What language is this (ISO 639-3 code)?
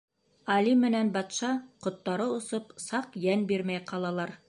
bak